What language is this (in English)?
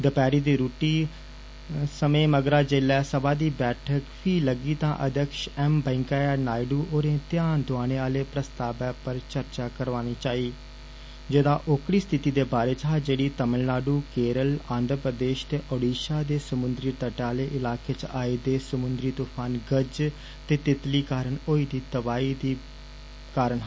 Dogri